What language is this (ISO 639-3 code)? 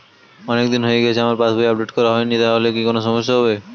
ben